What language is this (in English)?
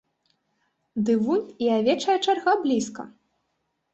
Belarusian